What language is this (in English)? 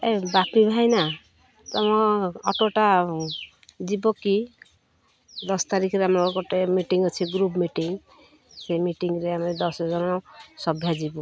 Odia